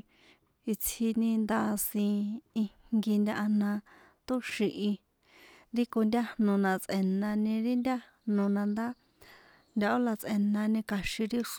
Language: San Juan Atzingo Popoloca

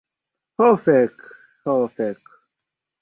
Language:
Esperanto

